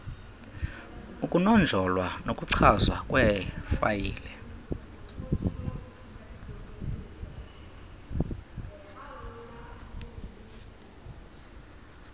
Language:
Xhosa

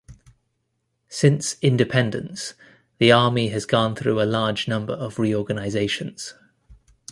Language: English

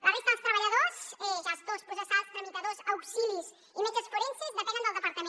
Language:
Catalan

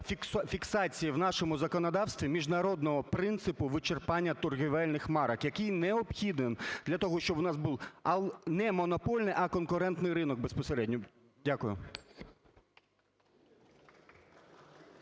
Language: Ukrainian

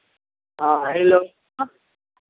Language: Maithili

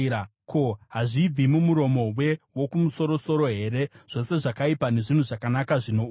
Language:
Shona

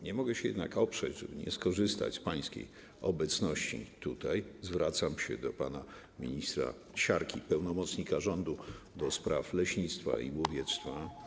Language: Polish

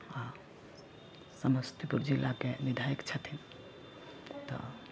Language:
Maithili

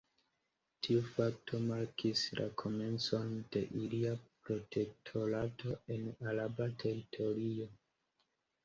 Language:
Esperanto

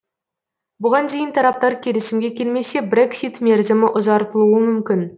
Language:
Kazakh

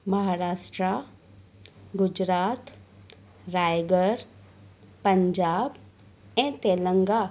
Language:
Sindhi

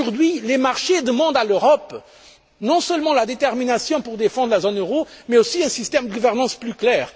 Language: French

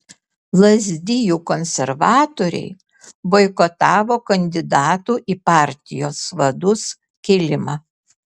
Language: Lithuanian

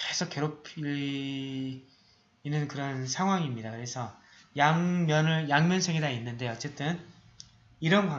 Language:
Korean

